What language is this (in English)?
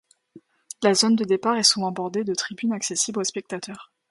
French